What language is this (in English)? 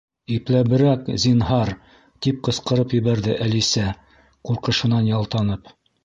Bashkir